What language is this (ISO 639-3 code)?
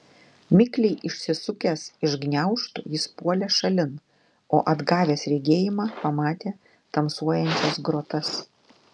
lit